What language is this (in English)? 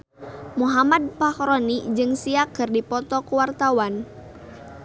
Sundanese